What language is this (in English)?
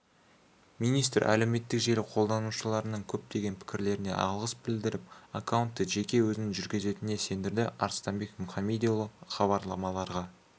Kazakh